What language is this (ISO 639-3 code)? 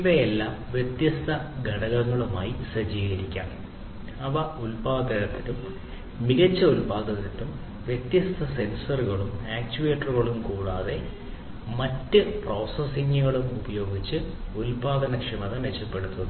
mal